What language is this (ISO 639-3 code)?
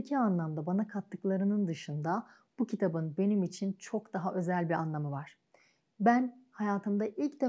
tur